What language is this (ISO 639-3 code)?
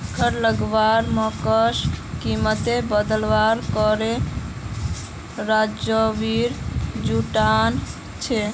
mag